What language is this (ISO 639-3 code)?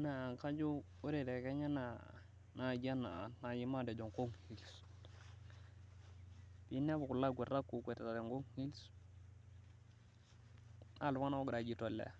mas